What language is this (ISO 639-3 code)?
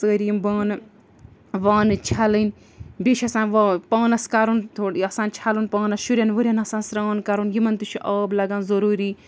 kas